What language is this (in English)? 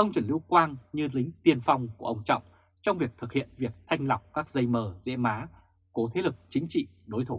Vietnamese